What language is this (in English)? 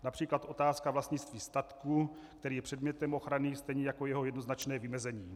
Czech